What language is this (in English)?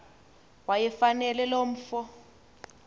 Xhosa